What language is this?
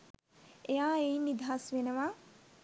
Sinhala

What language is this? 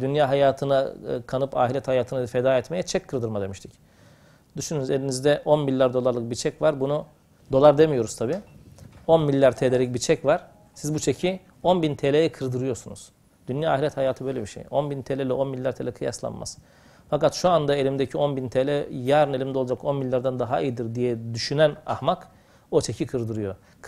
Turkish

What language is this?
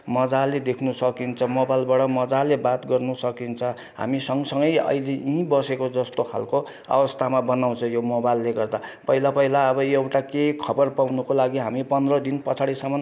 Nepali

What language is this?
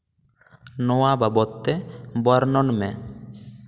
Santali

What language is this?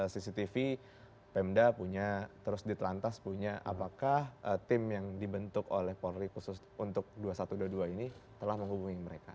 Indonesian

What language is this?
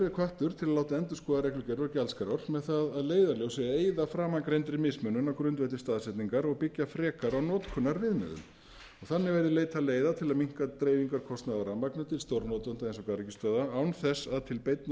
Icelandic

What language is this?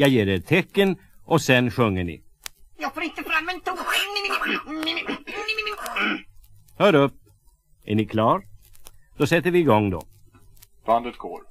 Swedish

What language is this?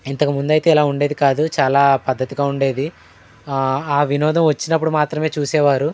Telugu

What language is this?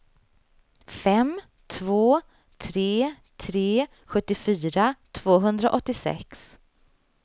Swedish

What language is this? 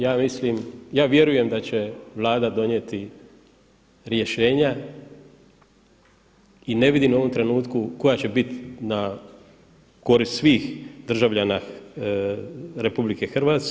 Croatian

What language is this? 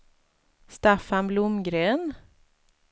Swedish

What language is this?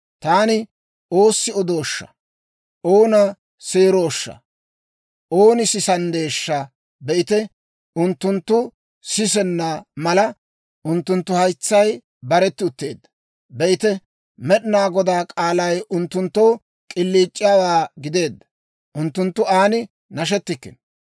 Dawro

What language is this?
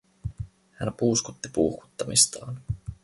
Finnish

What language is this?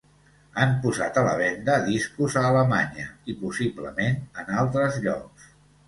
Catalan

